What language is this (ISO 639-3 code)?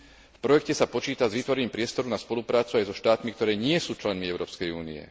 slk